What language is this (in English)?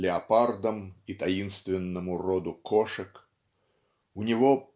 Russian